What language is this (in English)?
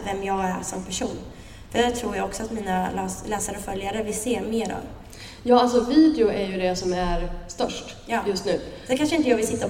Swedish